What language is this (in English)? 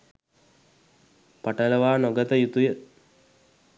Sinhala